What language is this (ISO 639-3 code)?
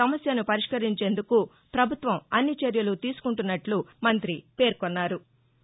tel